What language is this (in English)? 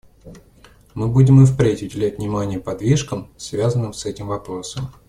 Russian